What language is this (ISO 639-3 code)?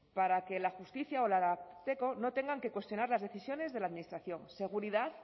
spa